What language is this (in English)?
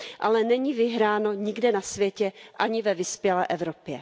Czech